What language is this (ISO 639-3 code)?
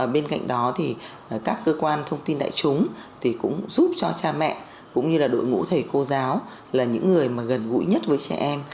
vie